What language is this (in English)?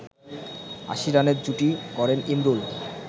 Bangla